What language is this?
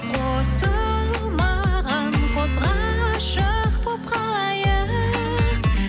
Kazakh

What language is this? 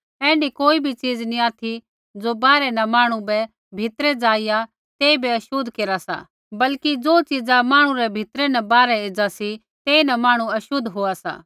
Kullu Pahari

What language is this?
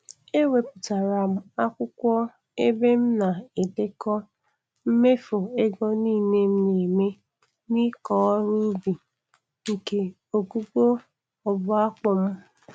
Igbo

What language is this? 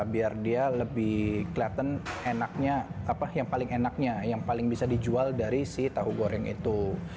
Indonesian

